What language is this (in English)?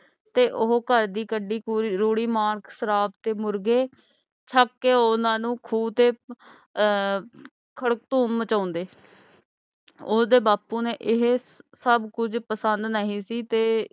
Punjabi